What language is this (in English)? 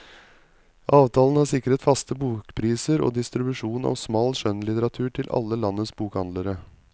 Norwegian